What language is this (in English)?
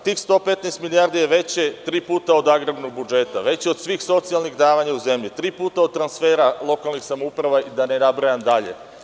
Serbian